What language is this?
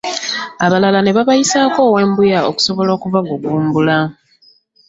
Ganda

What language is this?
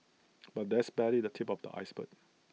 English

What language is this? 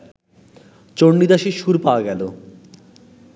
Bangla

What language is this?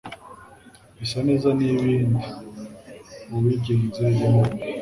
Kinyarwanda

